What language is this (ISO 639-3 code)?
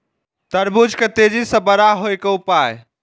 mai